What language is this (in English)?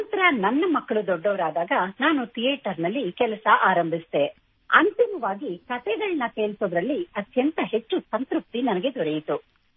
Kannada